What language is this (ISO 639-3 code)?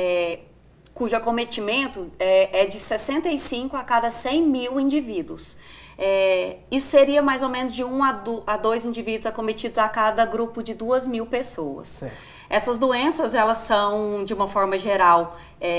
por